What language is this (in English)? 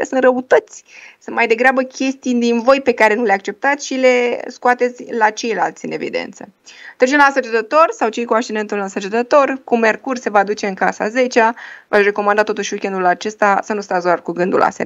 Romanian